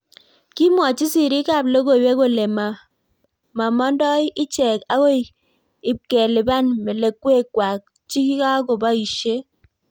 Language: Kalenjin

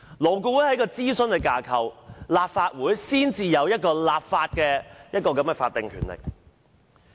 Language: Cantonese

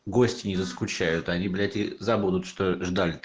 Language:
Russian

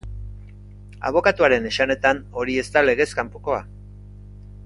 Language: Basque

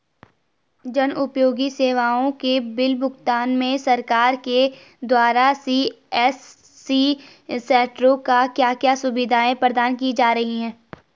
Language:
Hindi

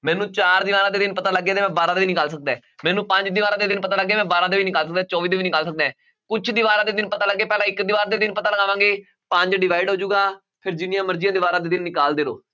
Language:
Punjabi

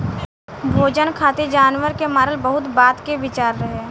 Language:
Bhojpuri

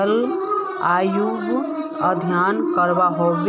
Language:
Magahi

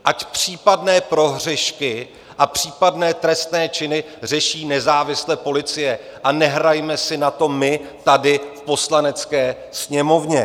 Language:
Czech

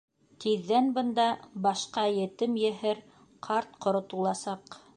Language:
Bashkir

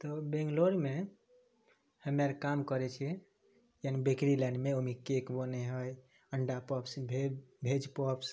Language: Maithili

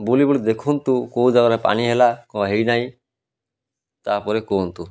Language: Odia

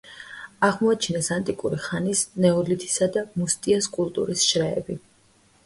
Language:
Georgian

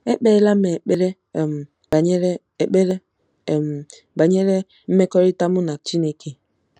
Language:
Igbo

